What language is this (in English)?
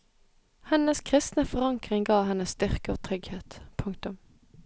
Norwegian